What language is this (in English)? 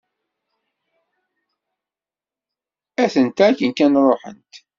Kabyle